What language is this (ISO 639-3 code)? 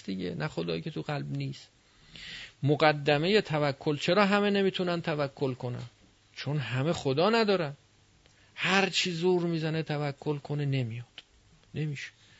fas